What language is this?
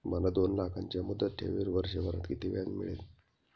Marathi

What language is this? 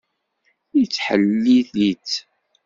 Kabyle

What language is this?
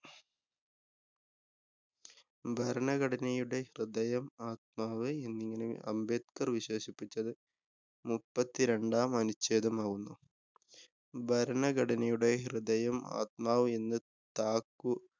Malayalam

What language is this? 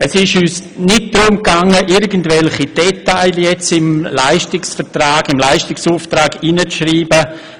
Swiss German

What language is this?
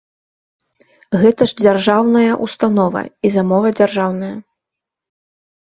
Belarusian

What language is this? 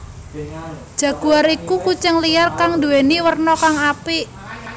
Javanese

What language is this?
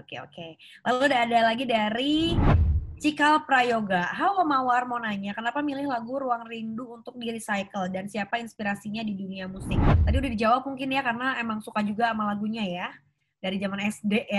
Indonesian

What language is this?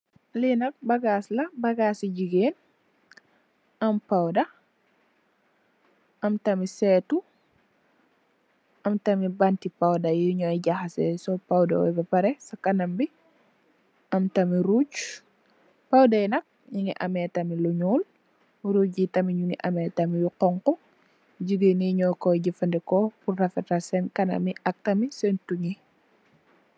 Wolof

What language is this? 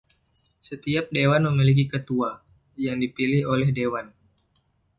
Indonesian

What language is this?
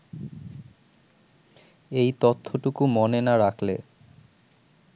Bangla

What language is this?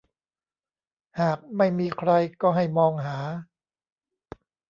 Thai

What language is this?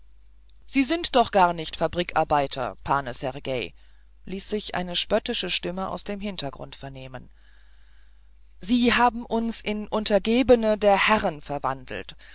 German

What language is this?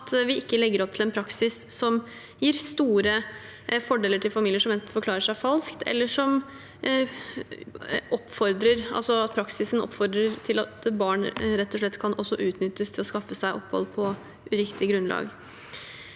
Norwegian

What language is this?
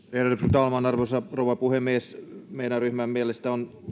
Finnish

